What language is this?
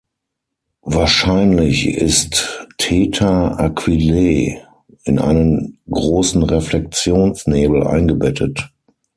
German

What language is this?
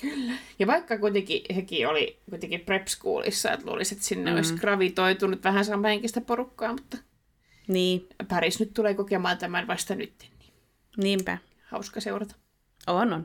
Finnish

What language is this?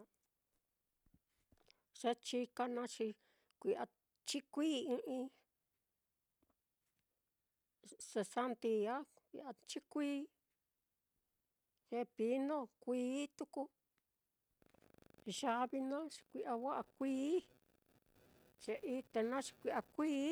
Mitlatongo Mixtec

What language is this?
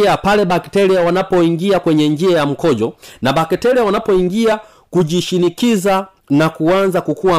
Swahili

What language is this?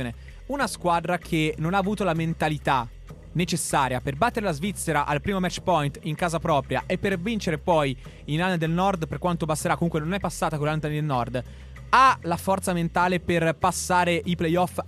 Italian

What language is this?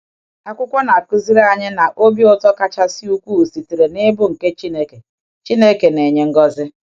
Igbo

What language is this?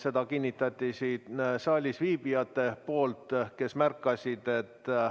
Estonian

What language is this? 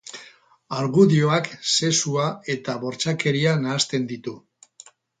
Basque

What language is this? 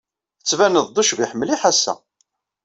Kabyle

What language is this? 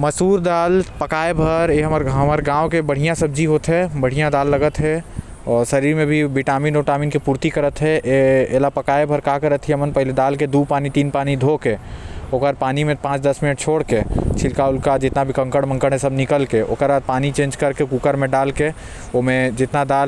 Korwa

